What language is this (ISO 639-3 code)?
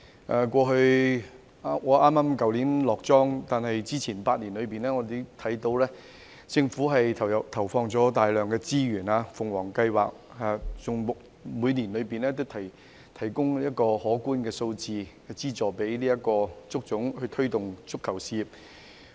yue